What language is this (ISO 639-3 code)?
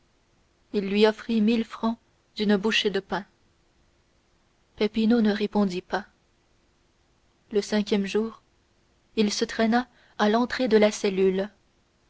fra